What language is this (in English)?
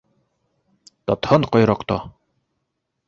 Bashkir